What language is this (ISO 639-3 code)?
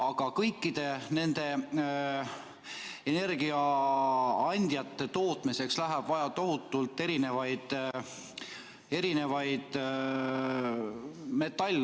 est